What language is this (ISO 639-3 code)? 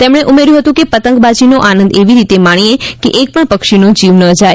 guj